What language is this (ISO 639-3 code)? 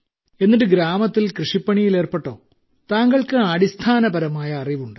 mal